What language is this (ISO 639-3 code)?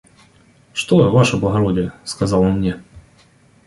rus